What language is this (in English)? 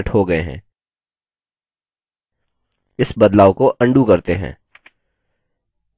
Hindi